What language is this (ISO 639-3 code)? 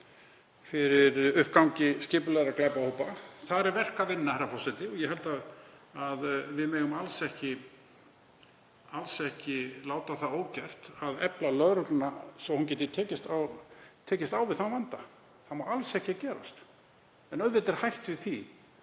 isl